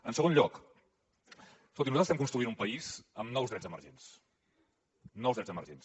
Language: Catalan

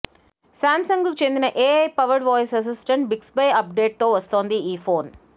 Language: Telugu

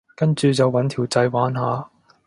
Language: Cantonese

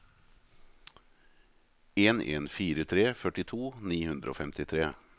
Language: Norwegian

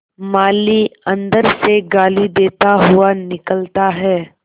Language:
Hindi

